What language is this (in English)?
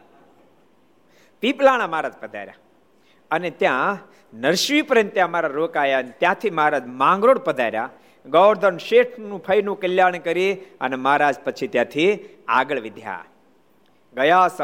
Gujarati